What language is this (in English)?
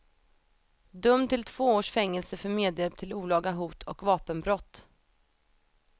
Swedish